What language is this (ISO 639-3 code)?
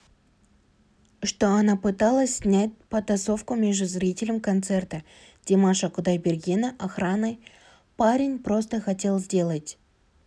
kaz